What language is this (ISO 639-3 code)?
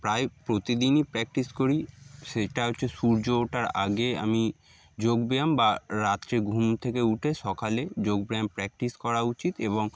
ben